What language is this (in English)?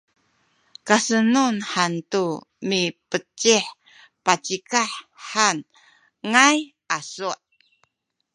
Sakizaya